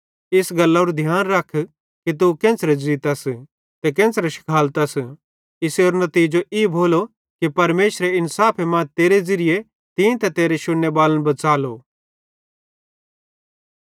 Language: Bhadrawahi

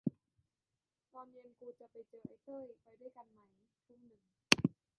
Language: Thai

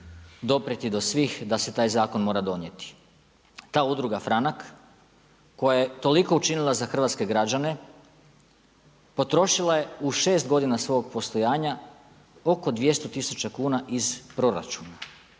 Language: Croatian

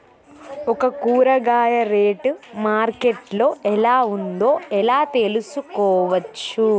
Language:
Telugu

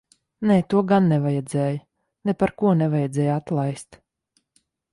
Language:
Latvian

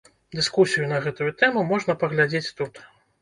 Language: Belarusian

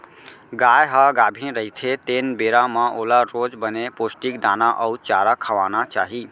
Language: Chhattisgarhi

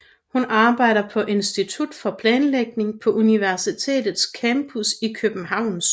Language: Danish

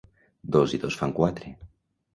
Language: Catalan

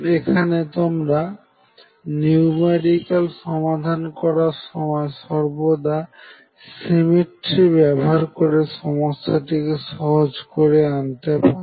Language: Bangla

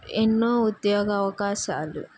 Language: Telugu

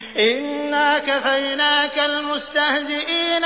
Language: Arabic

